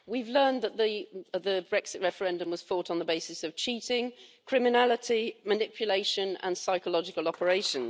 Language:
English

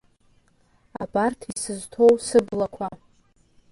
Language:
Abkhazian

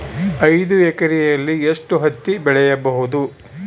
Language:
Kannada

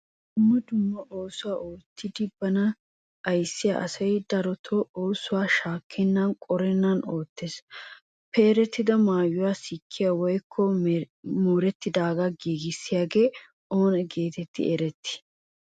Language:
Wolaytta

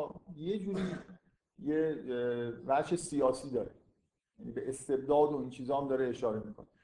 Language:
Persian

